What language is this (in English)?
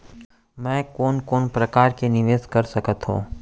Chhattisgarhi